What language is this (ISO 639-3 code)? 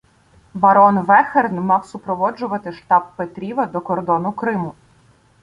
ukr